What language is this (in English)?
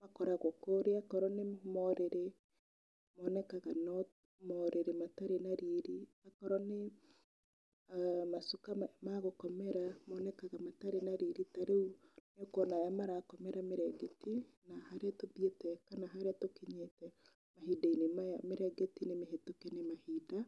Kikuyu